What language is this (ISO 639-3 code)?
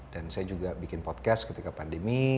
ind